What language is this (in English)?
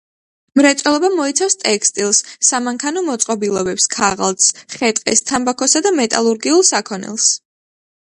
Georgian